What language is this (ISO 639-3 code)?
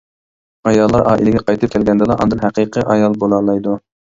uig